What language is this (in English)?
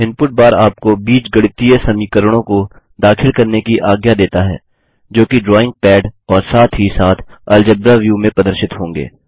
Hindi